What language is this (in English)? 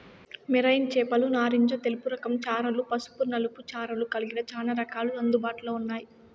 Telugu